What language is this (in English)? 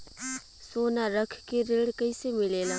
Bhojpuri